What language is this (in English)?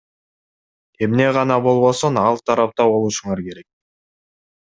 Kyrgyz